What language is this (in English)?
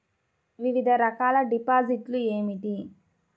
Telugu